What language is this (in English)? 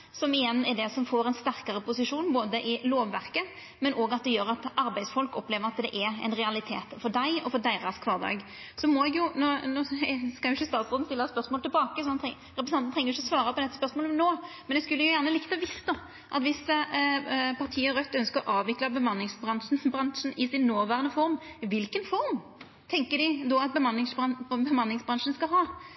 Norwegian Nynorsk